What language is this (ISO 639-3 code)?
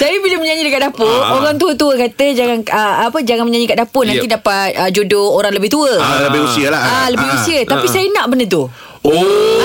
msa